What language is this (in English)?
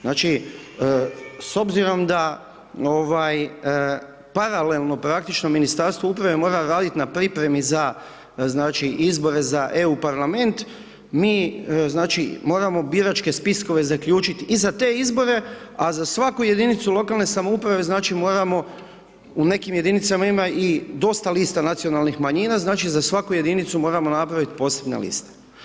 Croatian